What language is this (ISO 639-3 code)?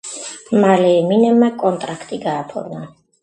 kat